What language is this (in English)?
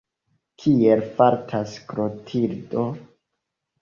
Esperanto